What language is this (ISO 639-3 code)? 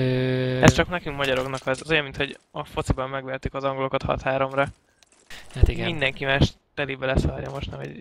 hun